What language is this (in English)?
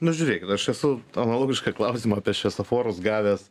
Lithuanian